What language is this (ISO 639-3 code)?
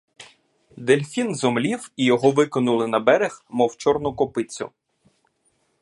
ukr